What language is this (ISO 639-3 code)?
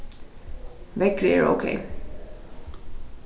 fao